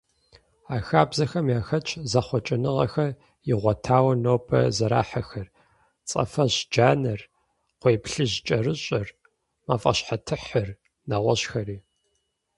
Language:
Kabardian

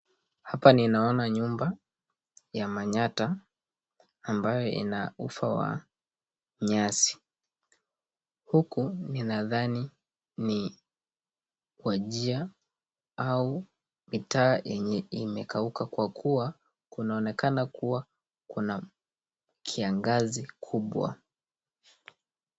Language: Swahili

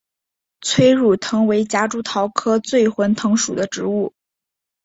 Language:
Chinese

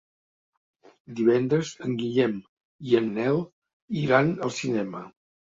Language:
Catalan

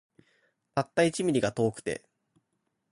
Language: Japanese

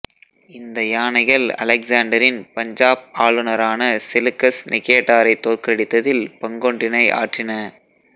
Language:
Tamil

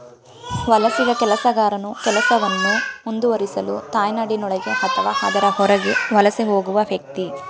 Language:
Kannada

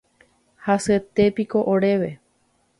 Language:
Guarani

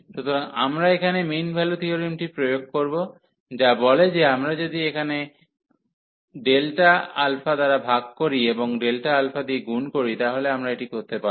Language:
Bangla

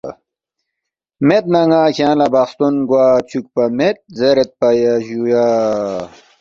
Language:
Balti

